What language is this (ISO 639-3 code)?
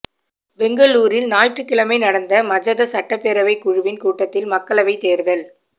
tam